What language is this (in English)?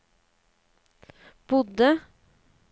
Norwegian